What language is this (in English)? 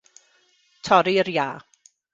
Welsh